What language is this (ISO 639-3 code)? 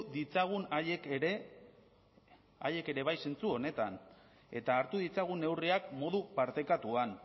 eus